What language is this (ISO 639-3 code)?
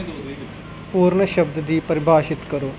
pan